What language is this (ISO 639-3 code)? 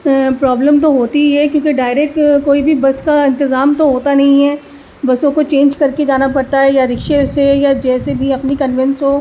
urd